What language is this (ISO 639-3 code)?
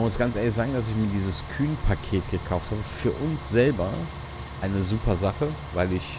deu